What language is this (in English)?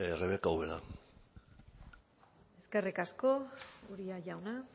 Basque